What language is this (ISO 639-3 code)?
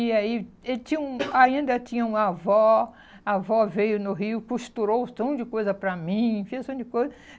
por